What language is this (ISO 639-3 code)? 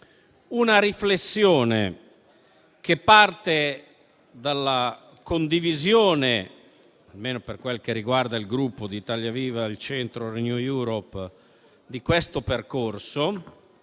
ita